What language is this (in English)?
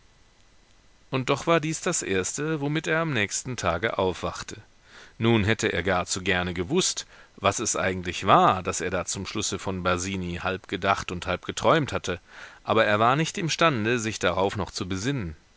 German